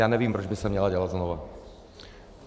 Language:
Czech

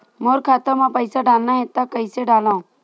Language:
Chhattisgarhi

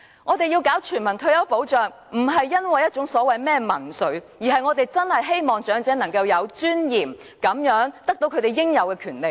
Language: Cantonese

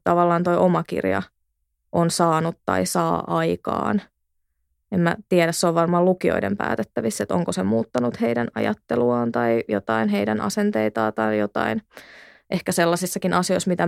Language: Finnish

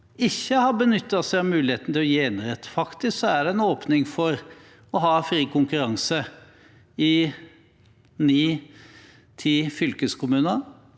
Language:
Norwegian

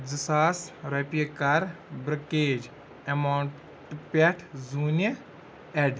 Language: Kashmiri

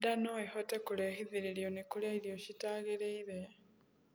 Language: Kikuyu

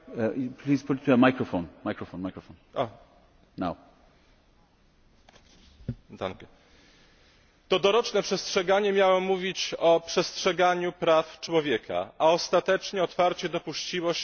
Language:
Polish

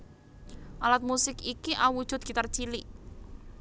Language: Javanese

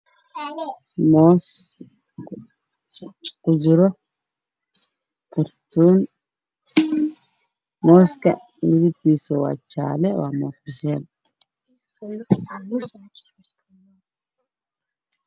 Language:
Somali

